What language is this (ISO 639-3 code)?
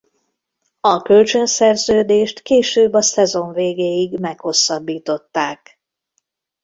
hun